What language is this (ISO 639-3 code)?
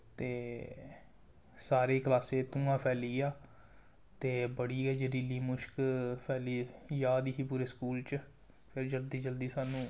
doi